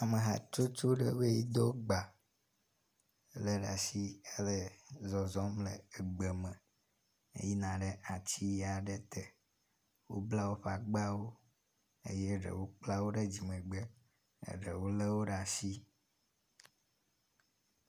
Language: Ewe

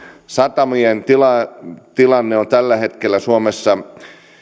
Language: Finnish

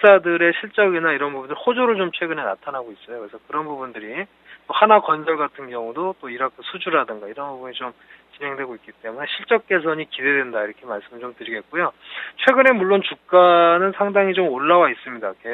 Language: Korean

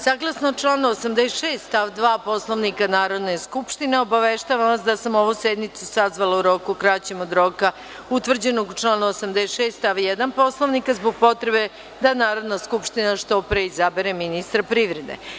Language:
Serbian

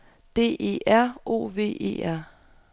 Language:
Danish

